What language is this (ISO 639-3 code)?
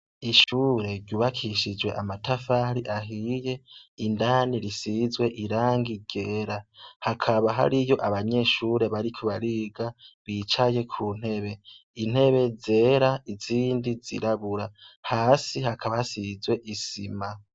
run